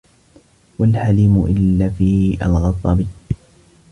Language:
Arabic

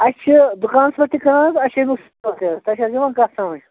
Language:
Kashmiri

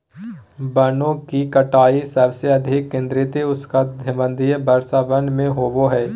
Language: Magahi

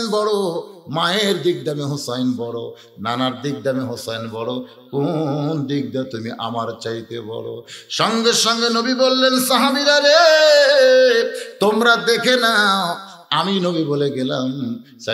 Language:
Arabic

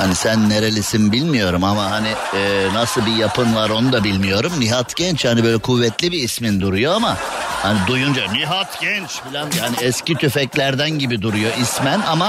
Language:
Turkish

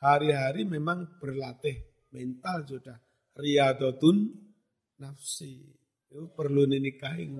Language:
Indonesian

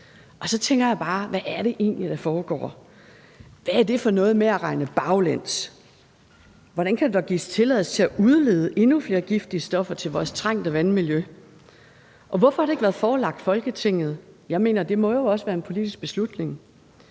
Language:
Danish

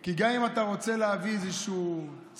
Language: Hebrew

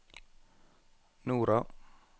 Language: Norwegian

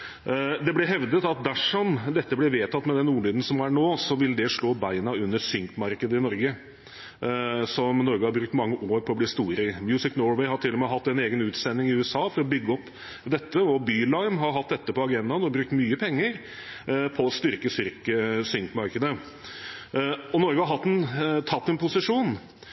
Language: Norwegian Bokmål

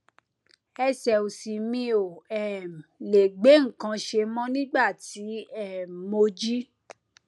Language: Yoruba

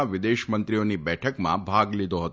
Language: Gujarati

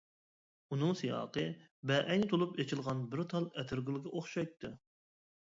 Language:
Uyghur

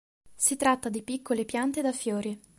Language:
Italian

